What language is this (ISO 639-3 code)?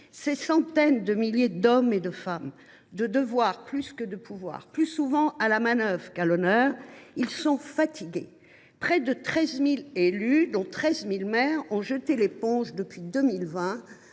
fra